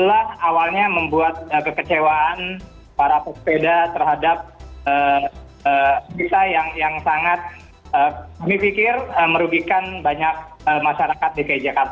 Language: Indonesian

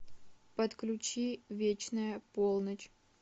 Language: Russian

